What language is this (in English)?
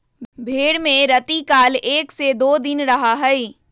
Magahi